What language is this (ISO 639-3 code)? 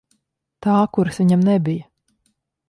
lav